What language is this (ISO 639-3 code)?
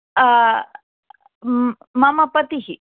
san